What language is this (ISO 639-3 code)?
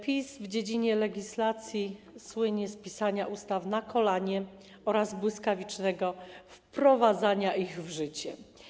pol